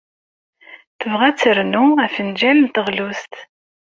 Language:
Kabyle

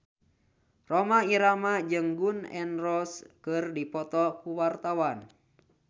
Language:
Sundanese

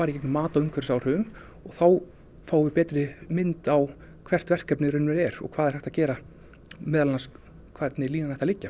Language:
Icelandic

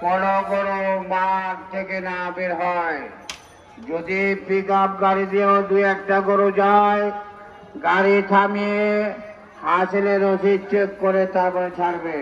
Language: Indonesian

